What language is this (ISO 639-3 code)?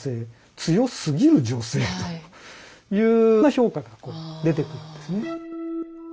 jpn